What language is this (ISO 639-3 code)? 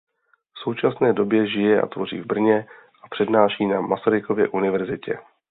ces